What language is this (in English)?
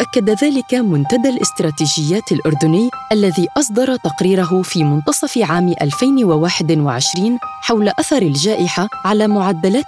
Arabic